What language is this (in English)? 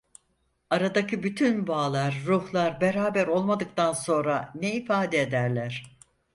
Turkish